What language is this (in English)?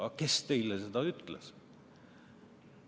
Estonian